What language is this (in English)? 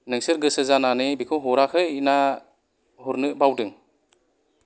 Bodo